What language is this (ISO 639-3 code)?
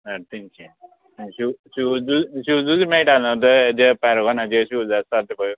kok